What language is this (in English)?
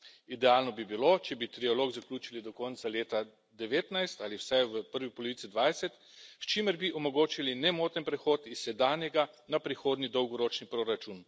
Slovenian